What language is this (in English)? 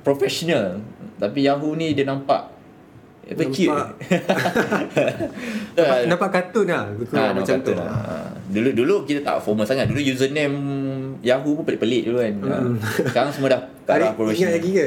Malay